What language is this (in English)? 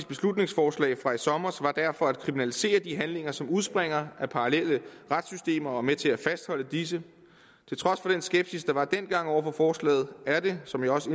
Danish